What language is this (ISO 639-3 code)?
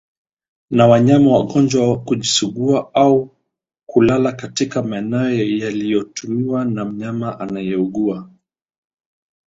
swa